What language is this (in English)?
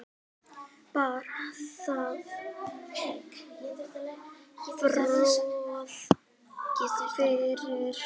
Icelandic